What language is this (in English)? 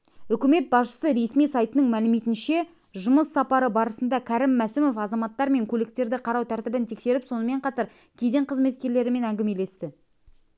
Kazakh